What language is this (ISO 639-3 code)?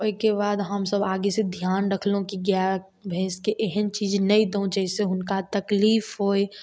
mai